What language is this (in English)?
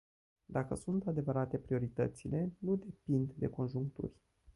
Romanian